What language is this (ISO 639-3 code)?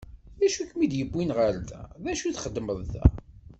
kab